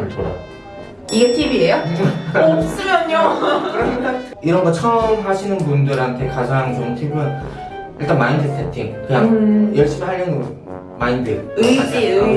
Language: Korean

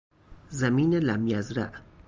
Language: Persian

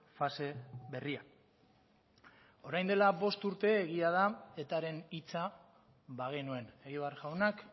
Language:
Basque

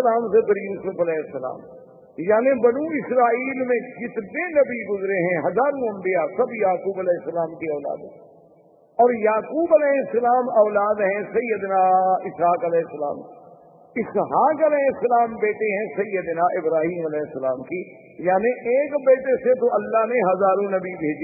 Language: Urdu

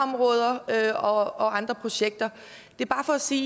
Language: Danish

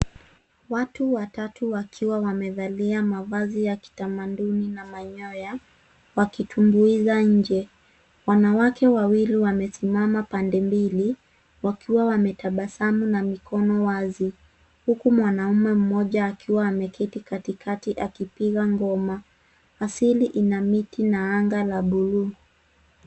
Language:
Swahili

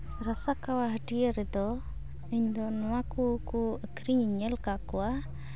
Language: Santali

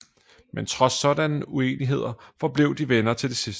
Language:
Danish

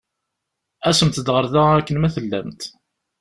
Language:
Kabyle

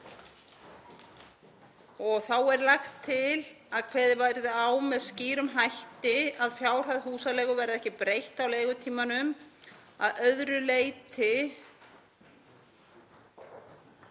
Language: Icelandic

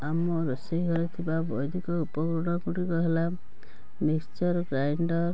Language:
Odia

